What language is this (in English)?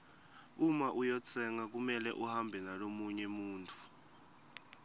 Swati